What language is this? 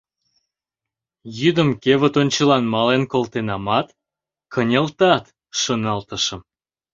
Mari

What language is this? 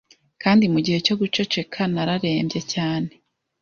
Kinyarwanda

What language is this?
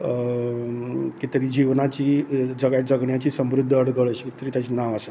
Konkani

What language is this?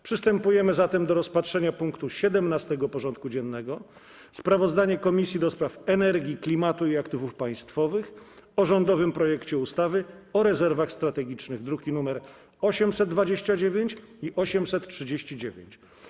Polish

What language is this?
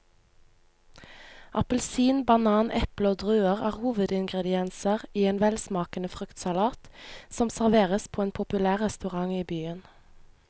Norwegian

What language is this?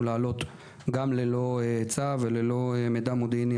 Hebrew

